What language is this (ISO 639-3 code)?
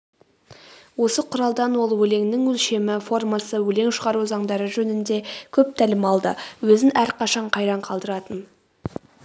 kaz